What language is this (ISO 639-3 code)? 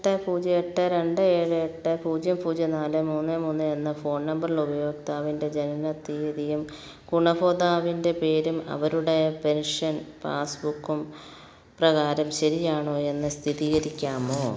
mal